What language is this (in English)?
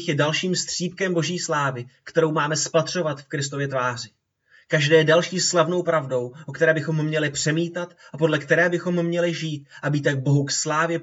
Czech